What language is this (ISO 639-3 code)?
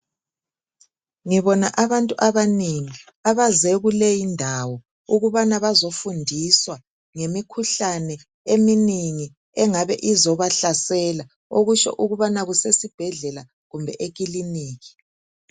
nde